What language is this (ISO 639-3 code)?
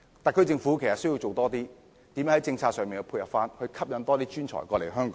yue